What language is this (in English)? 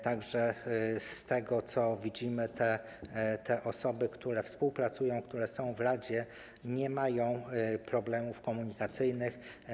Polish